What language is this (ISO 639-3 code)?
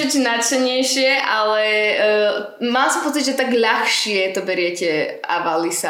slk